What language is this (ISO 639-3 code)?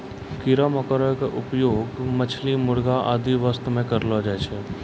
mai